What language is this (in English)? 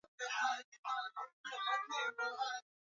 Swahili